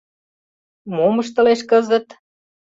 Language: Mari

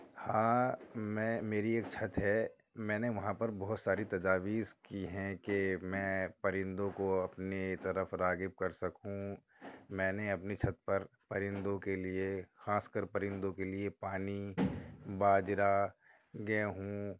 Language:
Urdu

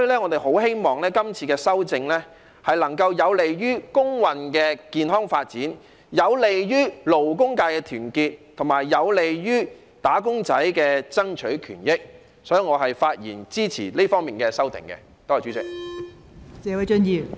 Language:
Cantonese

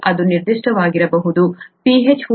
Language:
Kannada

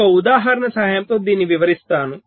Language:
Telugu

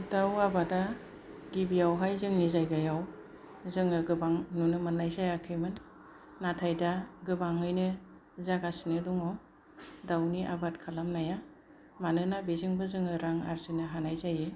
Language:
Bodo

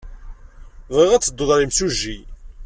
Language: Kabyle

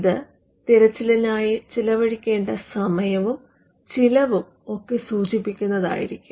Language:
Malayalam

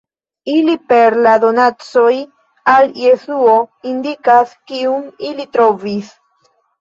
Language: Esperanto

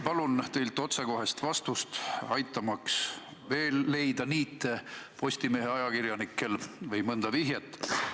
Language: Estonian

